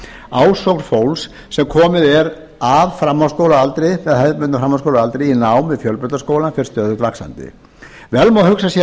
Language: Icelandic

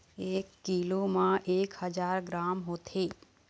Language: Chhattisgarhi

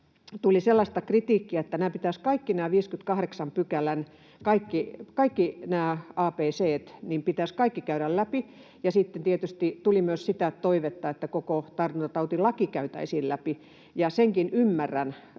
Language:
Finnish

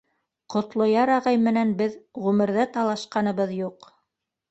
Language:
Bashkir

